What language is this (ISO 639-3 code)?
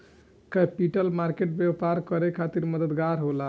bho